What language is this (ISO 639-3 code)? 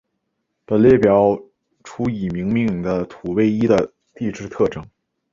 zho